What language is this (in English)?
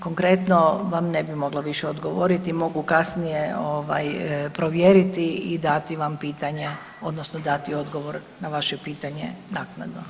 Croatian